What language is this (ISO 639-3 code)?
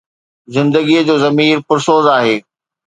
snd